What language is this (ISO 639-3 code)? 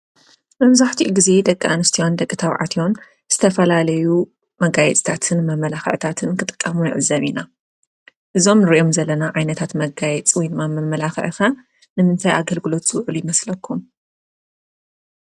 tir